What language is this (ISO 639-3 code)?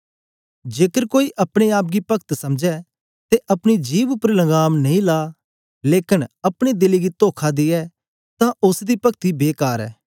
doi